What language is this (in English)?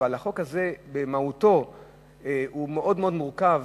Hebrew